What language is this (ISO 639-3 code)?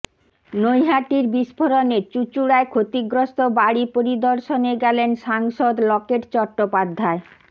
ben